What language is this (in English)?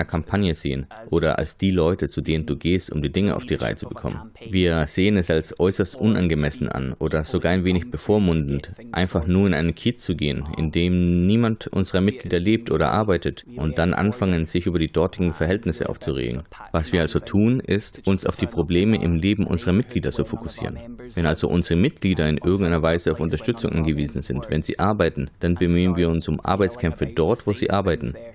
German